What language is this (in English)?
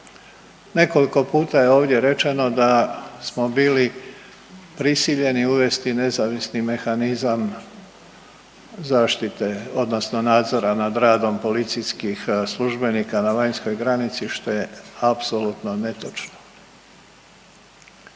Croatian